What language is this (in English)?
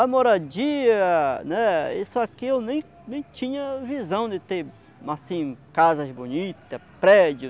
Portuguese